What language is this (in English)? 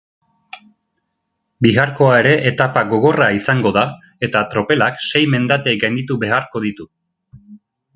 Basque